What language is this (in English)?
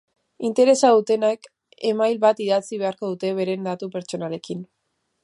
Basque